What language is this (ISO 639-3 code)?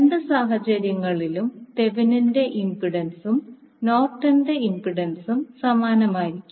mal